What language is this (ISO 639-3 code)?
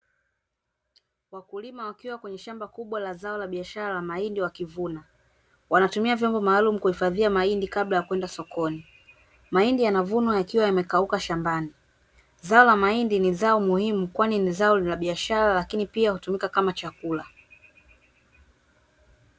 swa